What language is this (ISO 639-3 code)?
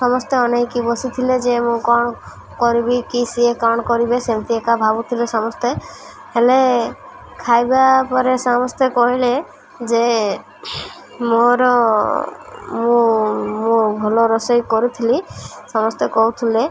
ori